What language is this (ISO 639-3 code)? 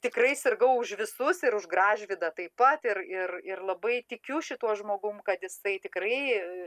lit